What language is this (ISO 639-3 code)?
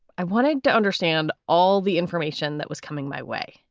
eng